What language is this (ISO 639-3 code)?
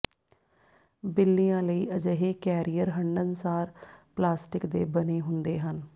pan